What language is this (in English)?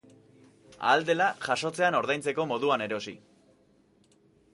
Basque